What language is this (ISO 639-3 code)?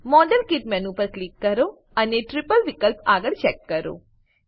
guj